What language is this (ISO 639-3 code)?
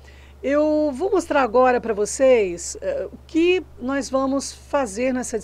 por